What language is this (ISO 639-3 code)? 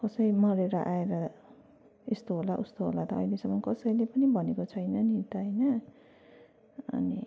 nep